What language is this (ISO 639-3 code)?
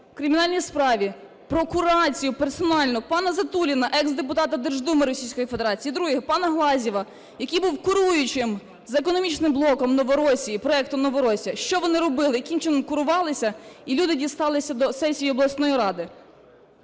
ukr